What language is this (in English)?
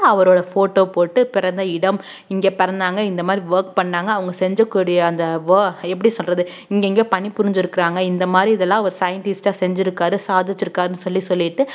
Tamil